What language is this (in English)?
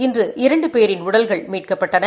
Tamil